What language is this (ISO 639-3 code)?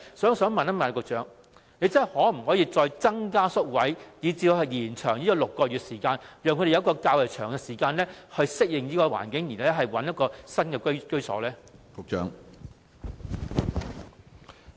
yue